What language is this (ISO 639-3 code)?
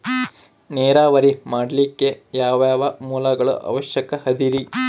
kan